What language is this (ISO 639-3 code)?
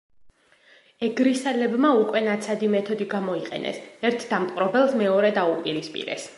kat